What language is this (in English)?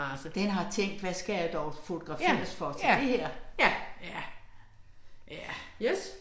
Danish